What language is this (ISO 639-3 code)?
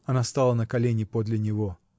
rus